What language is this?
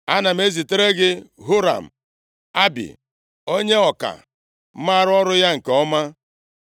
Igbo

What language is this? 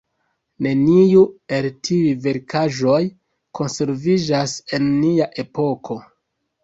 Esperanto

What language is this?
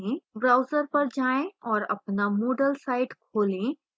Hindi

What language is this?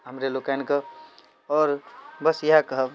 Maithili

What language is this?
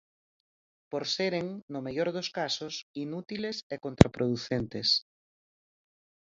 Galician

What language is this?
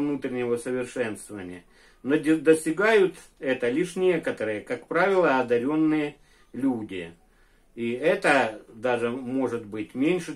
Russian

